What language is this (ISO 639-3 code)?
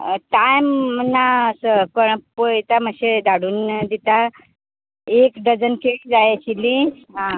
kok